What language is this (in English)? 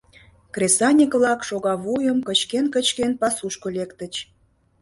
Mari